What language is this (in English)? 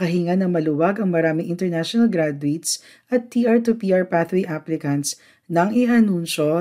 Filipino